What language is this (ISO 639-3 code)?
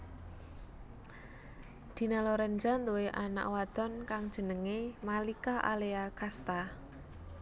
jav